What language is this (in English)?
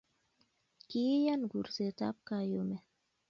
Kalenjin